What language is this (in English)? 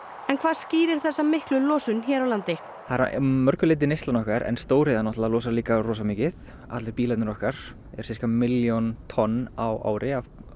Icelandic